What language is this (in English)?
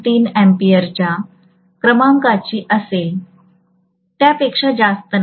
Marathi